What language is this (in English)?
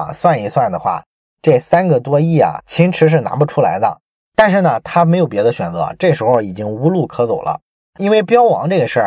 Chinese